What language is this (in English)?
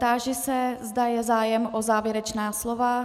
Czech